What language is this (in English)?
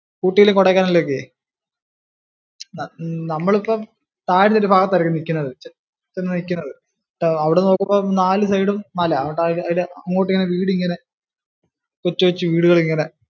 Malayalam